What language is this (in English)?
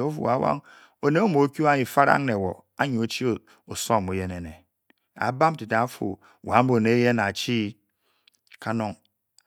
Bokyi